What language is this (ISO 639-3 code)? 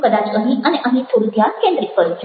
guj